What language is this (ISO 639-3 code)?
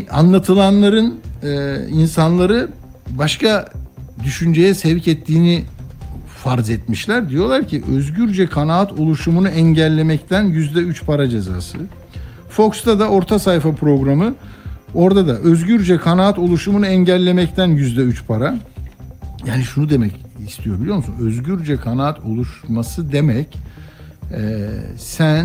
tur